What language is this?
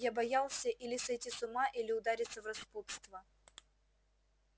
Russian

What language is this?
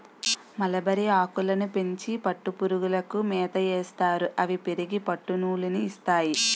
Telugu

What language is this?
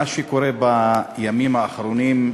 Hebrew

